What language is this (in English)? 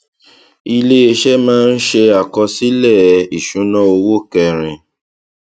Yoruba